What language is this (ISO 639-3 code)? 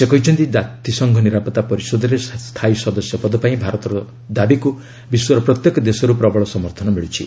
ori